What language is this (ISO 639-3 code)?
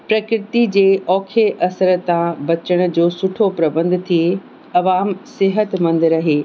snd